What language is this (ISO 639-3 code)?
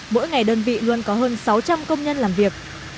vie